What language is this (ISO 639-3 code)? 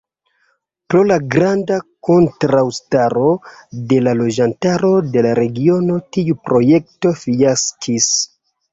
epo